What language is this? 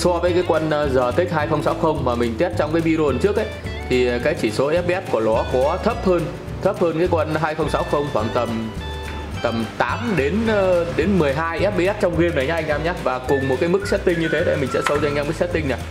Vietnamese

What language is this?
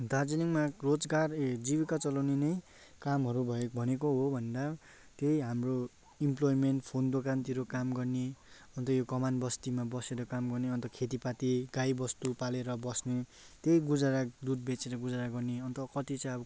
Nepali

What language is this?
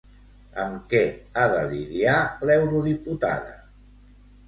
Catalan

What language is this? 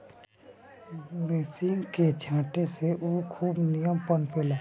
Bhojpuri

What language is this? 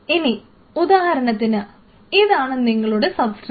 Malayalam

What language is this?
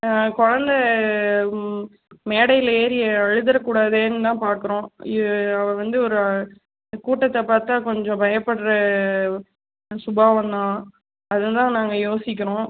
Tamil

